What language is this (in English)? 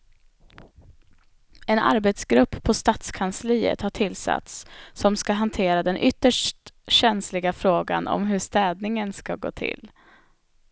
Swedish